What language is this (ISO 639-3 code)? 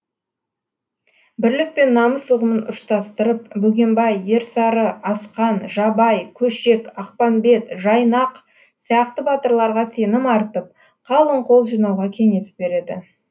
kaz